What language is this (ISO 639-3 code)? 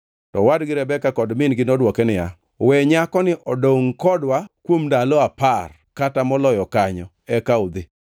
luo